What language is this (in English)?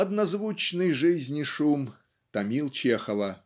Russian